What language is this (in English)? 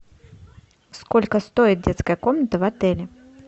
Russian